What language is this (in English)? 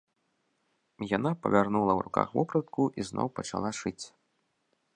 Belarusian